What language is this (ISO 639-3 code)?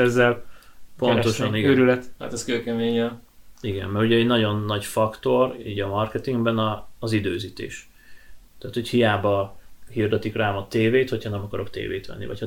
hun